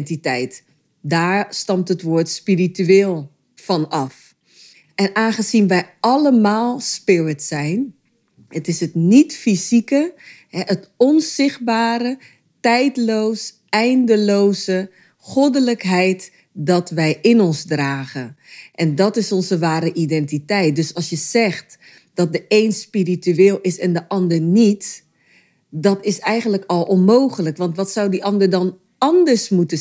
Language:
Dutch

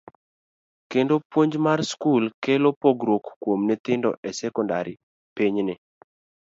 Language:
Luo (Kenya and Tanzania)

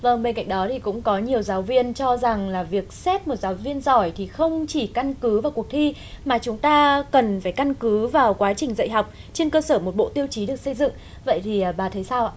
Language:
Vietnamese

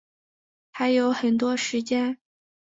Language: Chinese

